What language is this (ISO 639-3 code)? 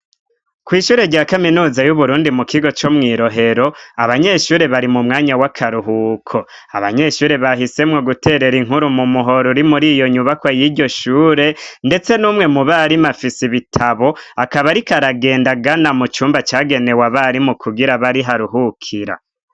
run